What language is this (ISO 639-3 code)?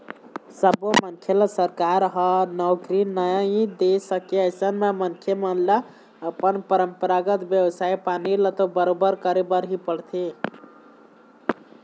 hne